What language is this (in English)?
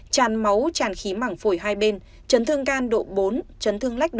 Vietnamese